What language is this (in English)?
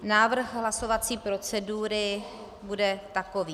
Czech